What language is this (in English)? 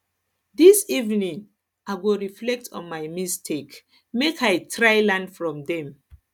Nigerian Pidgin